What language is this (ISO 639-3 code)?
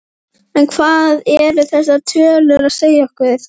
isl